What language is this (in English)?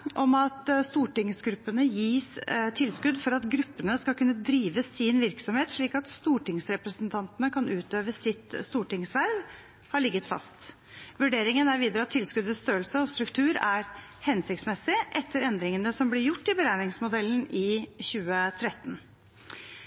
Norwegian Bokmål